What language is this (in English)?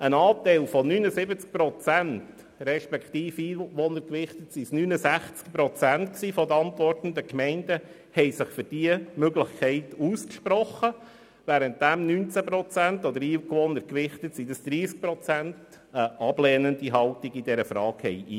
Swiss German